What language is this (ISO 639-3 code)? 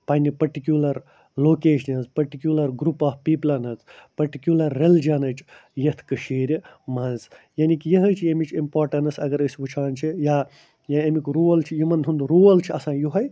kas